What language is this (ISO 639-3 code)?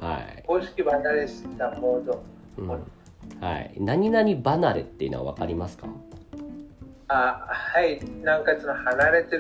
jpn